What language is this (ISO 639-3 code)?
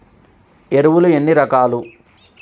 tel